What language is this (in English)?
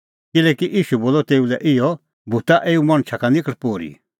Kullu Pahari